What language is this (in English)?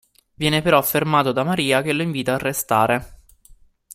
Italian